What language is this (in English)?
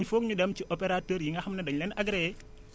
Wolof